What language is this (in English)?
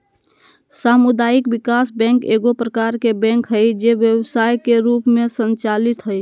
Magahi